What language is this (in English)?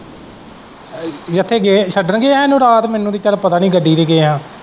Punjabi